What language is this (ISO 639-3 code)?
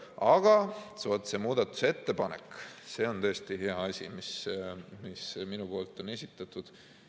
est